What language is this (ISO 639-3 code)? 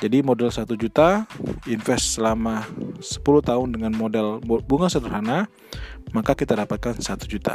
ind